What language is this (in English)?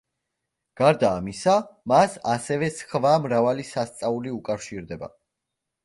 Georgian